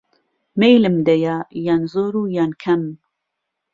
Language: Central Kurdish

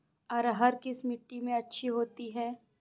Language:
Hindi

